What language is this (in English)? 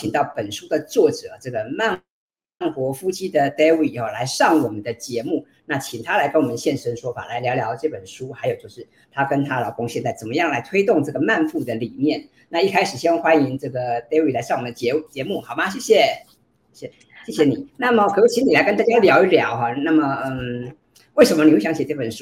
Chinese